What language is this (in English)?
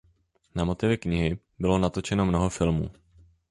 Czech